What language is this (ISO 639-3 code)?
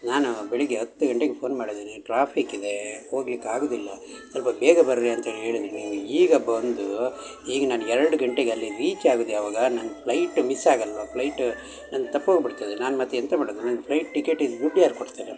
kan